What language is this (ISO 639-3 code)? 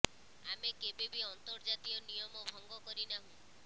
ori